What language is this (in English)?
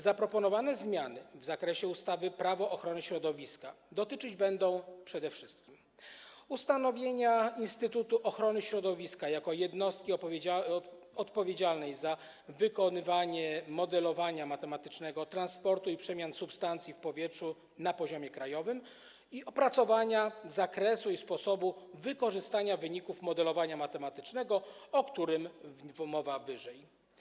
Polish